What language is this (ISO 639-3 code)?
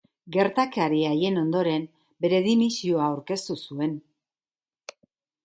eus